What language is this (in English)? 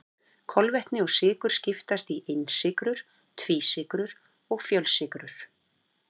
Icelandic